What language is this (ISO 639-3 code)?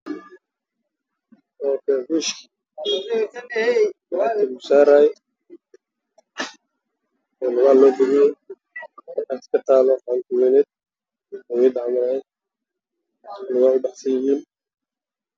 som